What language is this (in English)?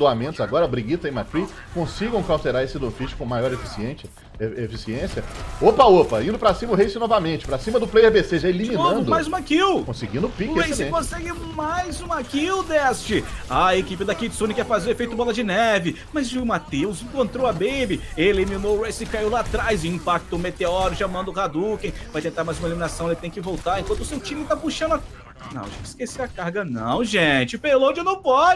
Portuguese